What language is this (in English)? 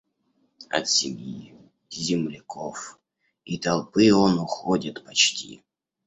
Russian